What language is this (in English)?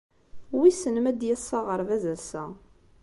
Kabyle